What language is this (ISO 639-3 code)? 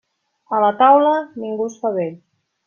cat